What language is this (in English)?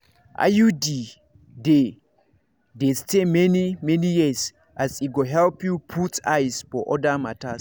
Nigerian Pidgin